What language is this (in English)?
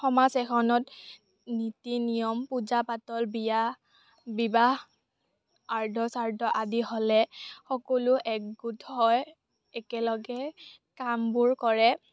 Assamese